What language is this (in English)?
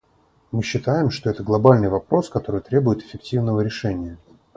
Russian